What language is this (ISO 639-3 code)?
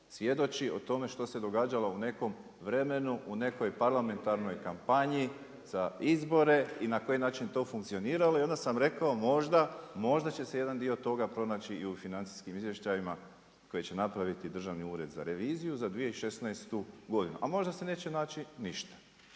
hrv